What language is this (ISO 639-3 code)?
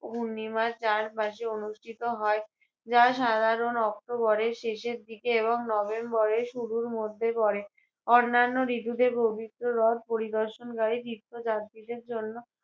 ben